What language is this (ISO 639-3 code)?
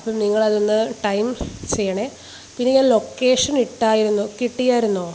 mal